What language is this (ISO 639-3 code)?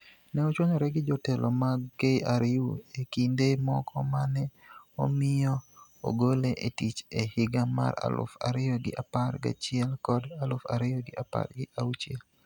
luo